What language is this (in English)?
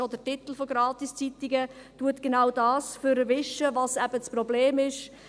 Swiss German